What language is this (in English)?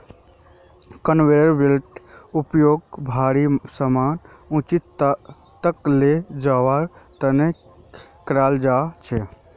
Magahi